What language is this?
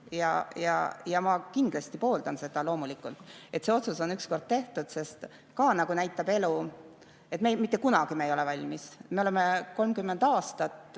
Estonian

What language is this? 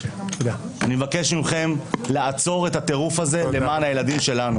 Hebrew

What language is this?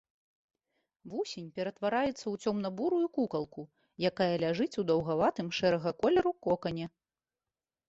Belarusian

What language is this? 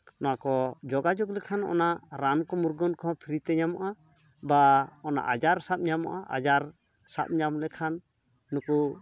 Santali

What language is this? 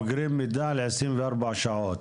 Hebrew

